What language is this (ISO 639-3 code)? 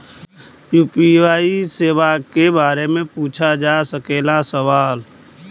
bho